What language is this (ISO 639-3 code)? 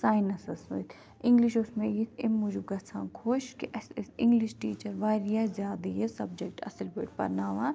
kas